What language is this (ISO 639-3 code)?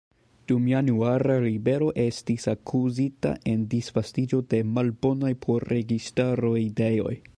epo